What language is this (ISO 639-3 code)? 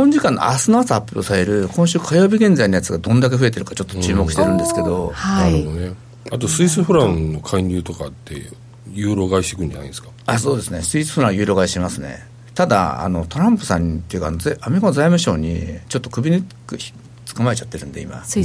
jpn